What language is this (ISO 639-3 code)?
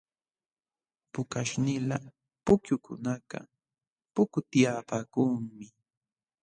qxw